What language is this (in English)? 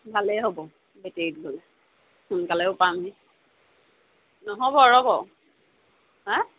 Assamese